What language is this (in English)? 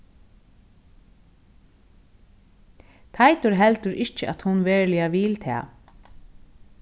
Faroese